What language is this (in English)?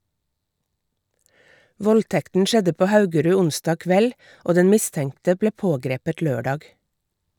Norwegian